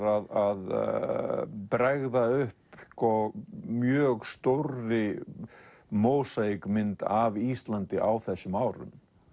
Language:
Icelandic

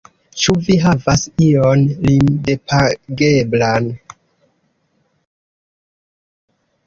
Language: Esperanto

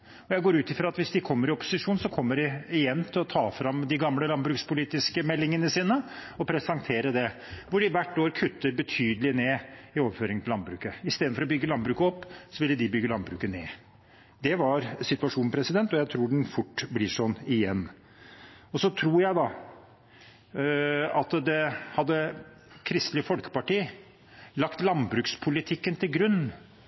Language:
Norwegian Bokmål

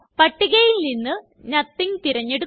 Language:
Malayalam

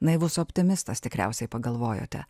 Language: Lithuanian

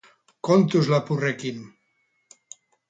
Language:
Basque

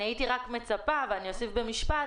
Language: Hebrew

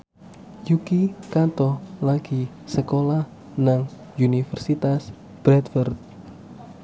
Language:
Javanese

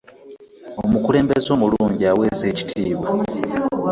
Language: Ganda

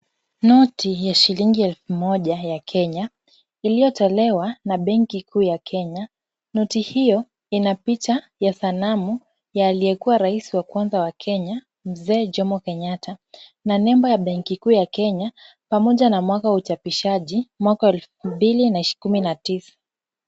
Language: Swahili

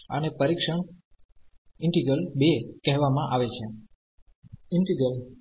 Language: Gujarati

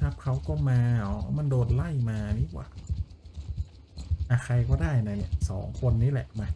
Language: Thai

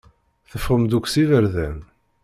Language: Kabyle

